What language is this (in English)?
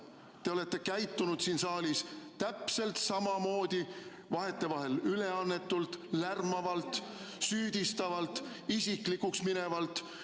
Estonian